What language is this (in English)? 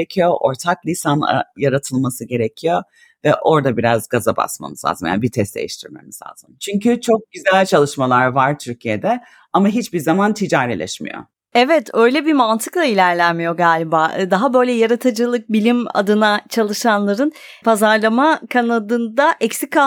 Turkish